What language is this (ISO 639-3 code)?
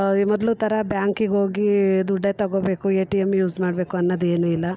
kan